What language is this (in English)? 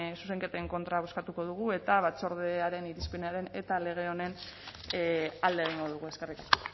Basque